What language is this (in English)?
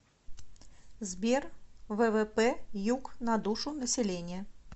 Russian